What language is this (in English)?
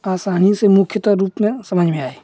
Hindi